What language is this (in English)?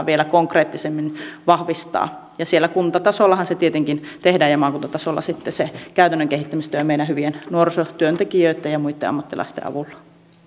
Finnish